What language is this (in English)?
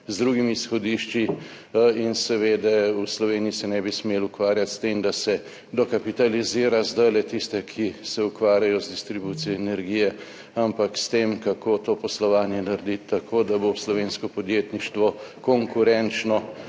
Slovenian